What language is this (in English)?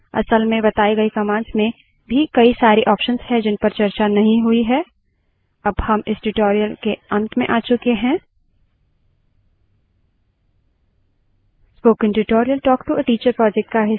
Hindi